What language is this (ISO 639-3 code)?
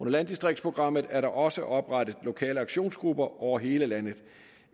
dan